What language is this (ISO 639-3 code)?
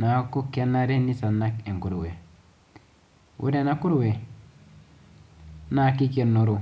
mas